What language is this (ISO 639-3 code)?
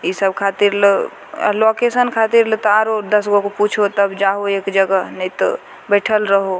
mai